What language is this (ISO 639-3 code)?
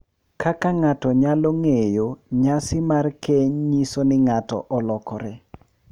luo